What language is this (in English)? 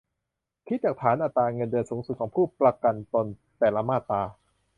Thai